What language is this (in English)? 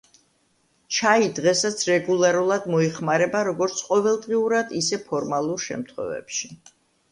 Georgian